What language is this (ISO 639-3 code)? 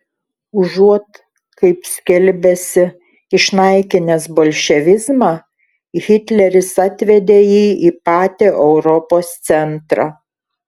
lit